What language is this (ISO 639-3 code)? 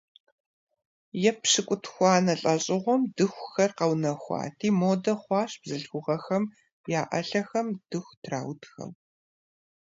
kbd